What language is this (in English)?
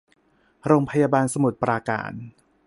Thai